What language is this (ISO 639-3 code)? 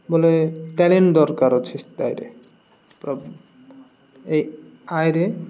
ori